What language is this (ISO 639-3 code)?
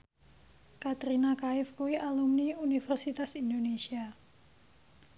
jav